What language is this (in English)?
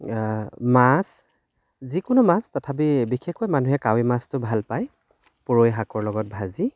Assamese